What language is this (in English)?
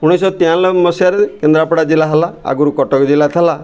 Odia